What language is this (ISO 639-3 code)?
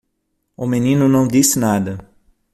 por